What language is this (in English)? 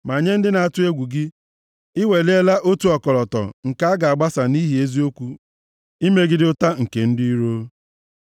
Igbo